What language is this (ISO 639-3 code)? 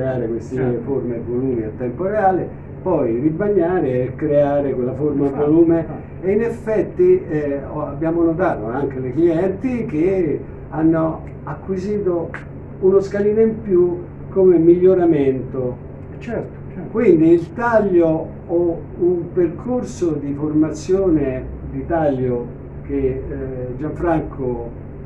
ita